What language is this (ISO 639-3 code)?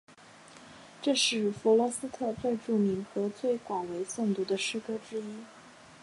zho